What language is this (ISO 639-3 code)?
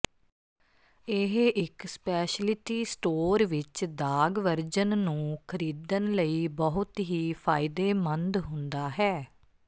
pan